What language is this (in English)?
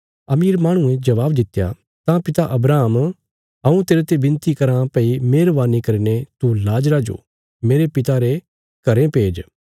Bilaspuri